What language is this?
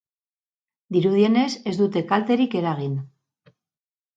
Basque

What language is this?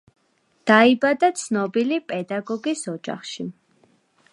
Georgian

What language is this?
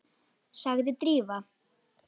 Icelandic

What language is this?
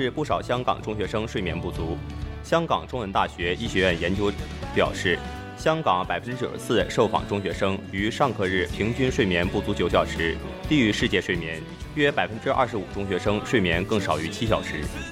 Chinese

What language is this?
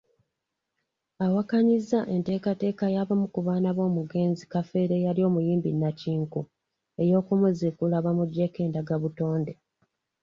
Ganda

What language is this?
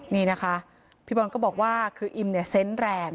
Thai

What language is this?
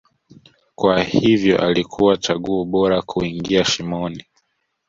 Swahili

